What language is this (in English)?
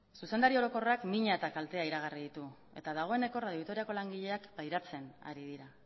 Basque